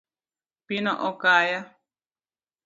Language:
Luo (Kenya and Tanzania)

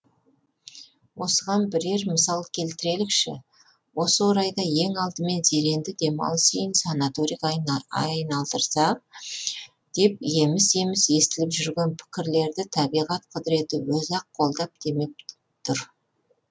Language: Kazakh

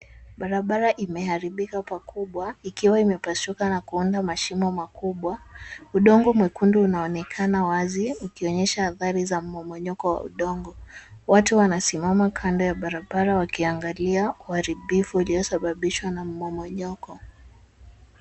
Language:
Swahili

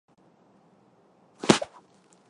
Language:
Chinese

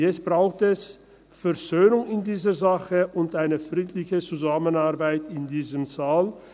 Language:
Swiss German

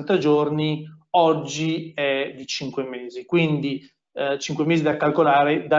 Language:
Italian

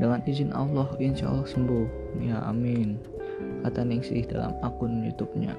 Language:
Indonesian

